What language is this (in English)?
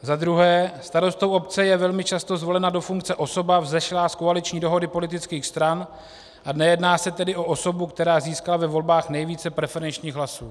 Czech